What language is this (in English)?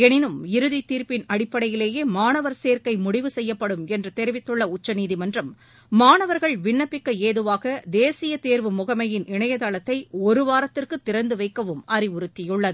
Tamil